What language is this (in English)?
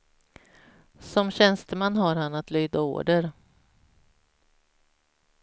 Swedish